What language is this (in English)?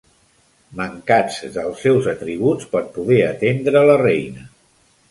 Catalan